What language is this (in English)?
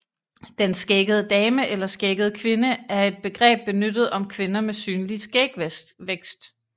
Danish